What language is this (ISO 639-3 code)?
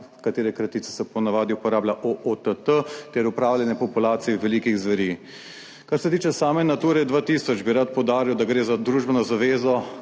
slv